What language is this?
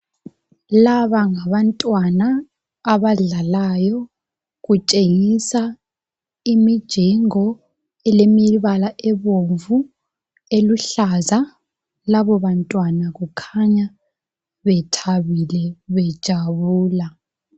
North Ndebele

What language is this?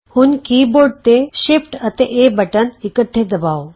Punjabi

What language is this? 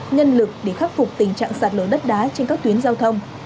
Vietnamese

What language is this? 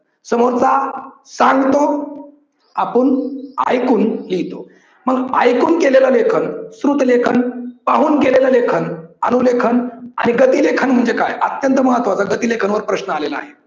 Marathi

